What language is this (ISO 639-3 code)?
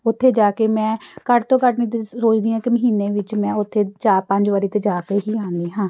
pan